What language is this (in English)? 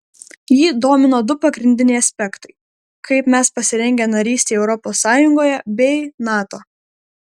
Lithuanian